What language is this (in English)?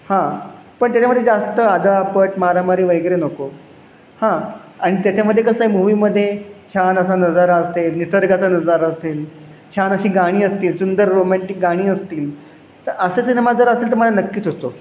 Marathi